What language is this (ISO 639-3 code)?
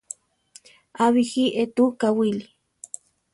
tar